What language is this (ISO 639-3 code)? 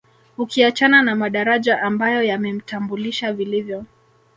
swa